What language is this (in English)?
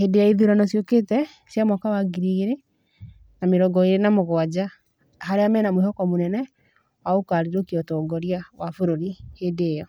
Kikuyu